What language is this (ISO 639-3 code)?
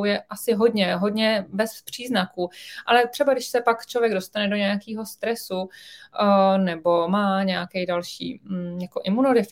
ces